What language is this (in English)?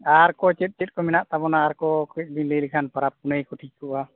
Santali